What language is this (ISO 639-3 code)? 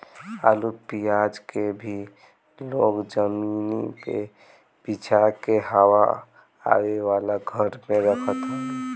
bho